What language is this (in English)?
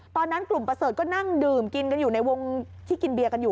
Thai